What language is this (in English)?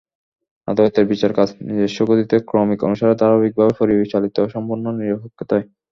Bangla